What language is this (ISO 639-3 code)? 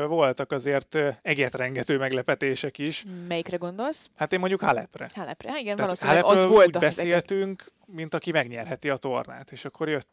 hun